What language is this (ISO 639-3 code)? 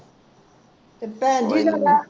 pan